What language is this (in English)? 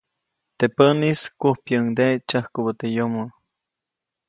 Copainalá Zoque